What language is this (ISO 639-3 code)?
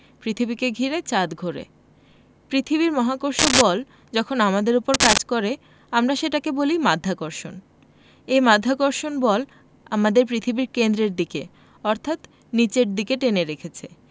ben